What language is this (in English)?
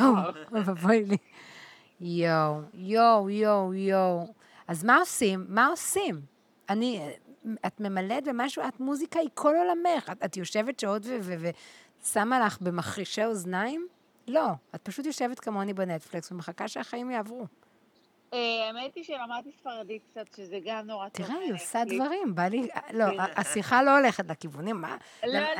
Hebrew